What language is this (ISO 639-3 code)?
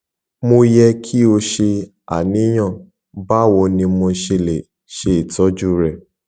yor